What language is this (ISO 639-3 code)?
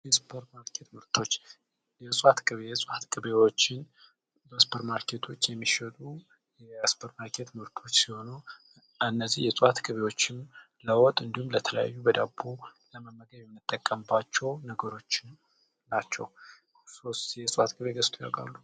amh